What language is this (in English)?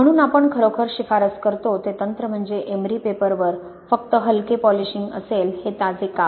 Marathi